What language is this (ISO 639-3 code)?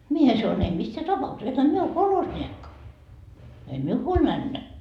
fin